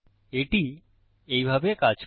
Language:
Bangla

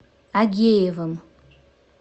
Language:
Russian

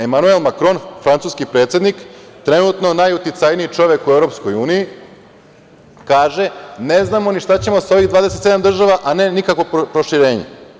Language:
Serbian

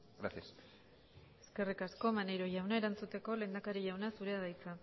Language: Basque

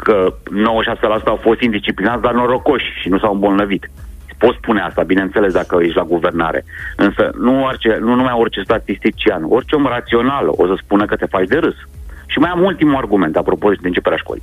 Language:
Romanian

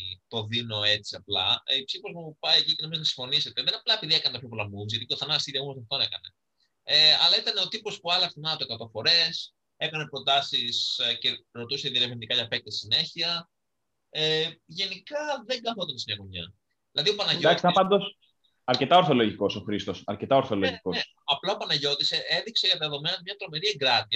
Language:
Greek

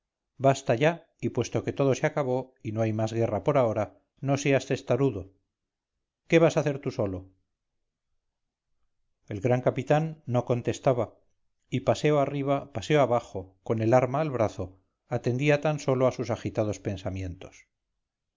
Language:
Spanish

